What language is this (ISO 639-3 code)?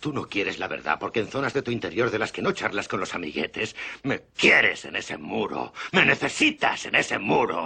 spa